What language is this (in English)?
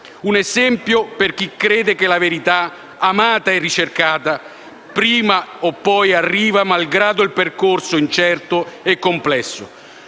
Italian